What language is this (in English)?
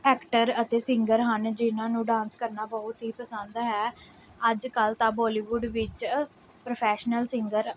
Punjabi